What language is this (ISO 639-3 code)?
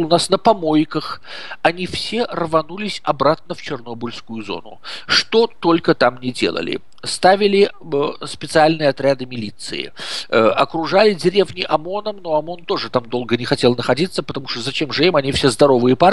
rus